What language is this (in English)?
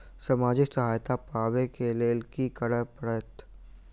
Maithili